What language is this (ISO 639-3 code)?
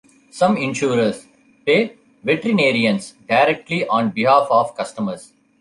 eng